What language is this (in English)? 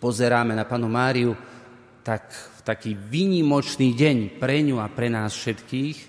Slovak